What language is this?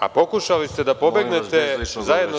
Serbian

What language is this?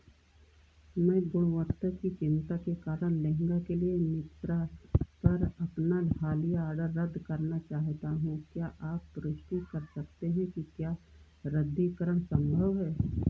Hindi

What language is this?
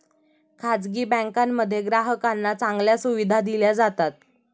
Marathi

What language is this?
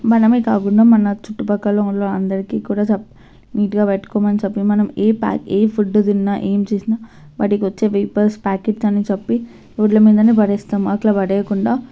Telugu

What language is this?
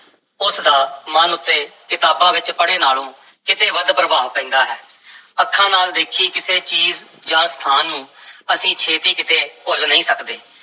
Punjabi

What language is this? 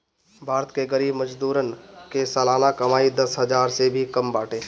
Bhojpuri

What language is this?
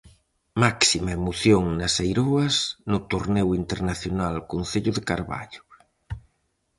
Galician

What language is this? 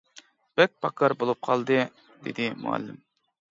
Uyghur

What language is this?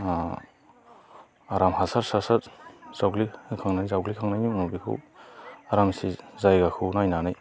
Bodo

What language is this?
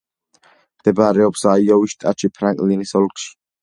Georgian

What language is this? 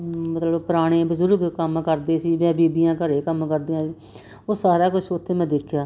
Punjabi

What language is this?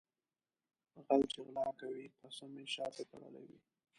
Pashto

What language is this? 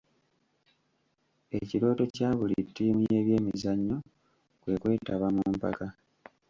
Ganda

